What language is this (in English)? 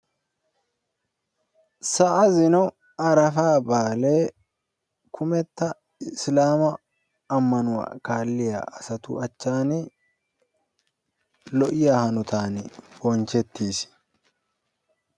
Wolaytta